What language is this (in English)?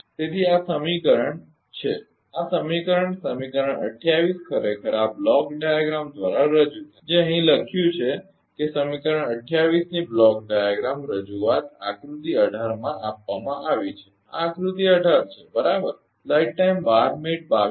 Gujarati